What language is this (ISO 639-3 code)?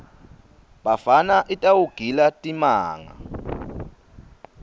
ssw